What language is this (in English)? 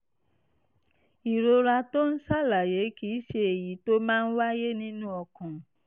Yoruba